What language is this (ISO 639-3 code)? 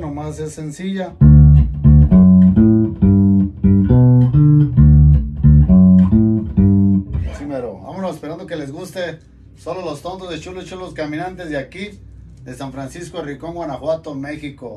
spa